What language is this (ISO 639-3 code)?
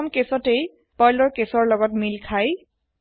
asm